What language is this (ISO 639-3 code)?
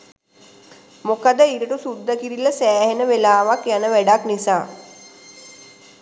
sin